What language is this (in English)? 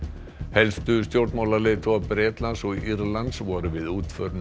Icelandic